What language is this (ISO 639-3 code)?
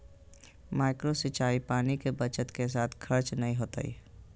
mag